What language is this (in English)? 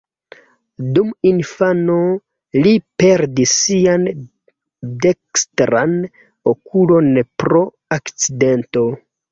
Esperanto